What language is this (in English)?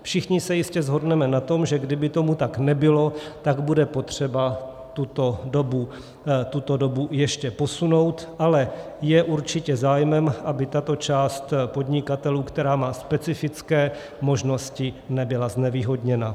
Czech